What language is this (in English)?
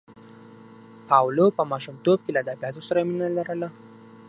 Pashto